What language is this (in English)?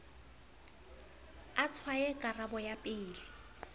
Southern Sotho